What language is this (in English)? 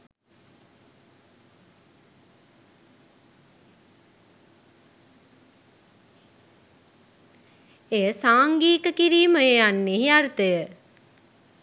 Sinhala